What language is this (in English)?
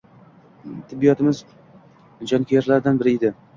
Uzbek